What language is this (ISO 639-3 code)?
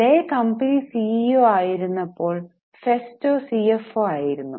mal